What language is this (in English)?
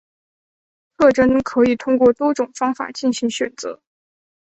Chinese